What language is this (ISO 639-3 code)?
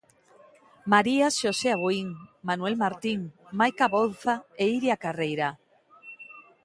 glg